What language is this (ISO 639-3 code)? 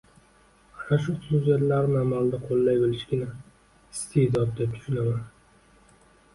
uzb